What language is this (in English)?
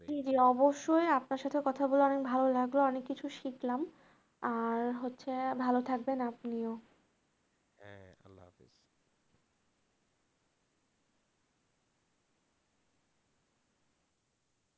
Bangla